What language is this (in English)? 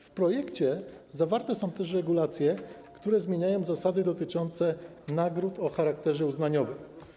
Polish